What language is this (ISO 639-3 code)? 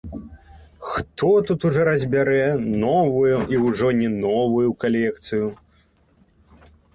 bel